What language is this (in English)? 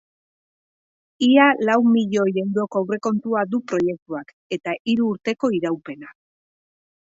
Basque